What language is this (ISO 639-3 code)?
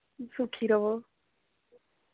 doi